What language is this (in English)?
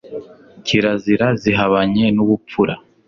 Kinyarwanda